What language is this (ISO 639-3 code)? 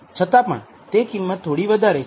guj